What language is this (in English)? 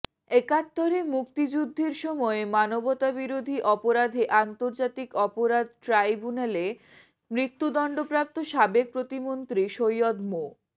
Bangla